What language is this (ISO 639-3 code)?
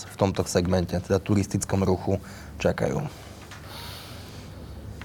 slk